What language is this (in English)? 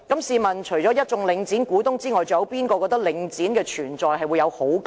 Cantonese